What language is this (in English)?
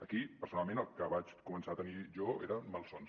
Catalan